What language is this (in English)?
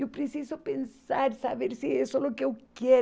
Portuguese